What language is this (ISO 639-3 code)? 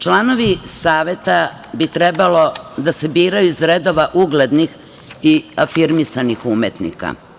srp